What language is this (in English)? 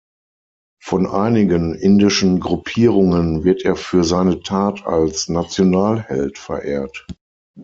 German